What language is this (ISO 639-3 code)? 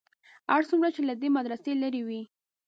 pus